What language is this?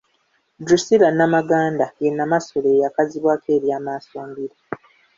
Ganda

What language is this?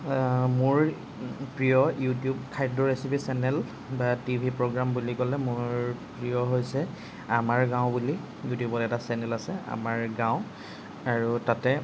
Assamese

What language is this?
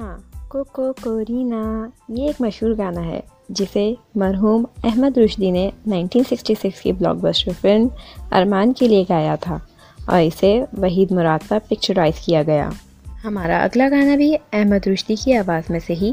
Urdu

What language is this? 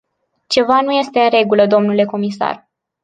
Romanian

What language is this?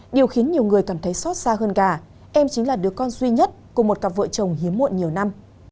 Vietnamese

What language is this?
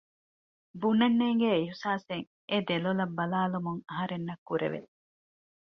Divehi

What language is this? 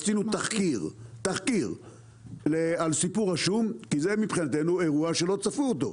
Hebrew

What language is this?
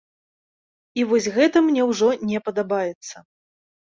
Belarusian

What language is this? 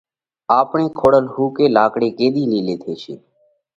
Parkari Koli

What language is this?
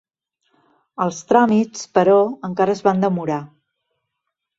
Catalan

